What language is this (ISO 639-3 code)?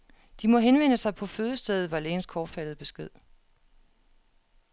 dan